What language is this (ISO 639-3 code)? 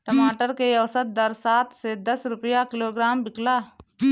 bho